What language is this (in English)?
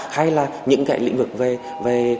Vietnamese